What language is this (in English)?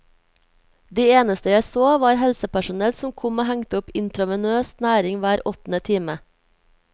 Norwegian